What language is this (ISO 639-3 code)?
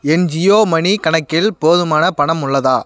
tam